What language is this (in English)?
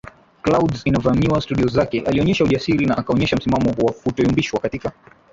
Swahili